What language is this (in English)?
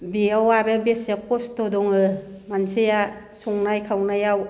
Bodo